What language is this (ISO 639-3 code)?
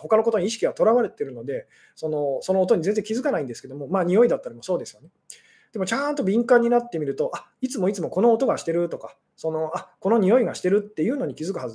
jpn